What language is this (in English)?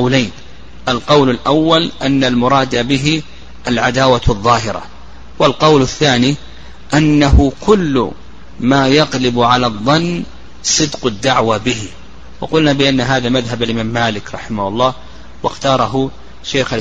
Arabic